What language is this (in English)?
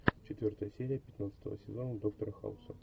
Russian